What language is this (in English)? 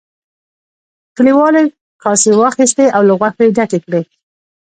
Pashto